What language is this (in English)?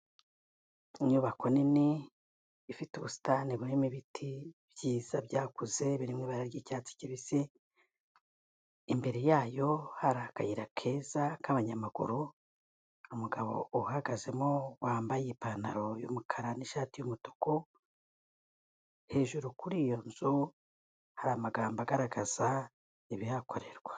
Kinyarwanda